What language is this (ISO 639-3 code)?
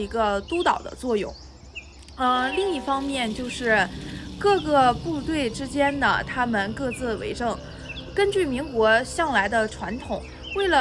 zho